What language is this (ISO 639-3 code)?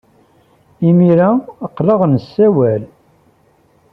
kab